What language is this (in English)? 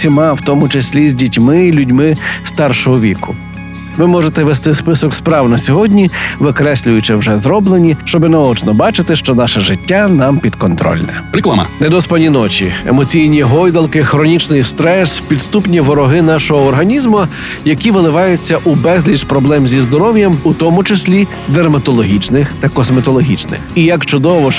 Ukrainian